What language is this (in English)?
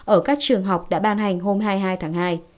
Vietnamese